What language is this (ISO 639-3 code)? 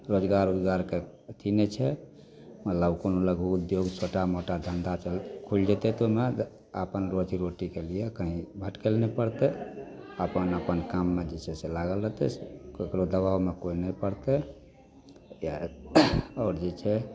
mai